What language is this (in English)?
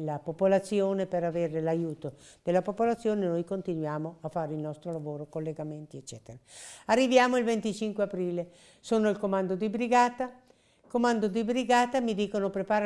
Italian